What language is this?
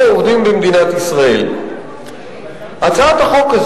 Hebrew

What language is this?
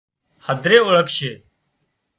Wadiyara Koli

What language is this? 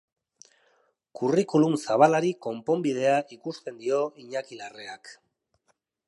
Basque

